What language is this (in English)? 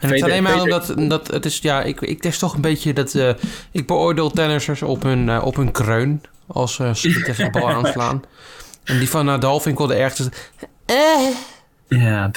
Dutch